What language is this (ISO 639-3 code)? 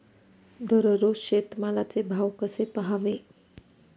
mar